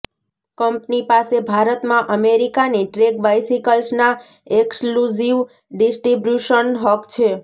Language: Gujarati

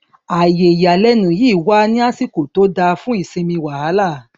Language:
Yoruba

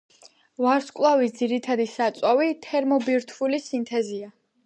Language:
Georgian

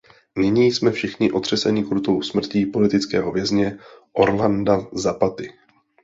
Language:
Czech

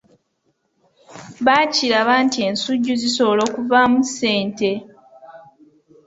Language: Ganda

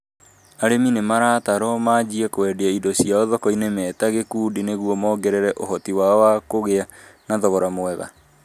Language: Kikuyu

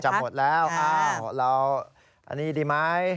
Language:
Thai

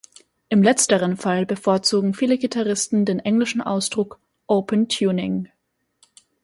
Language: German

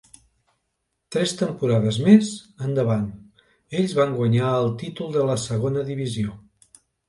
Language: Catalan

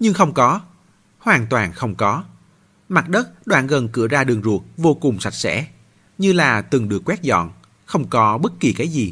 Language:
Vietnamese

